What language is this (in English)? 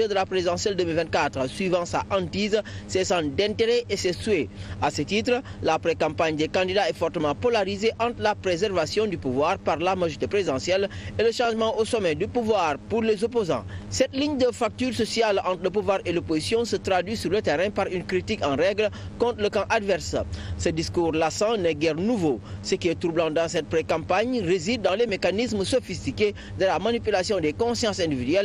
French